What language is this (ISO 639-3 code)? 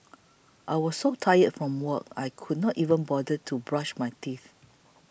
eng